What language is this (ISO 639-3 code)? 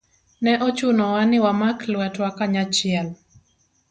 luo